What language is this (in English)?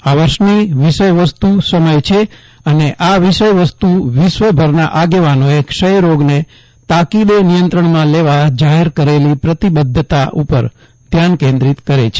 Gujarati